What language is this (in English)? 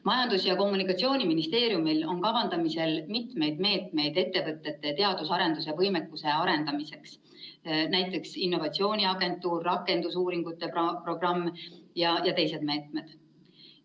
Estonian